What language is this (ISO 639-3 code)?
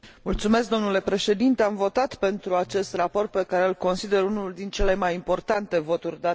ron